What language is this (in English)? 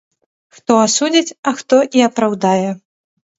Belarusian